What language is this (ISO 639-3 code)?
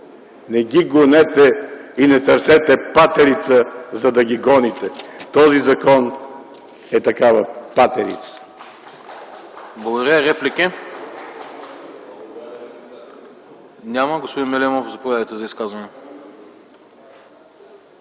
bul